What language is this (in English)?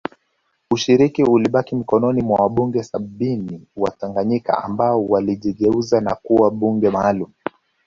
Swahili